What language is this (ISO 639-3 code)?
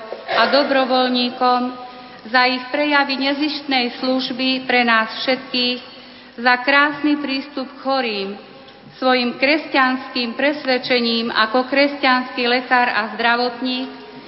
slk